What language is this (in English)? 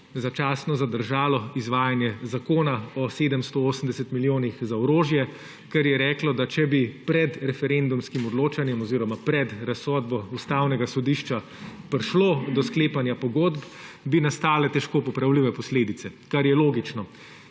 Slovenian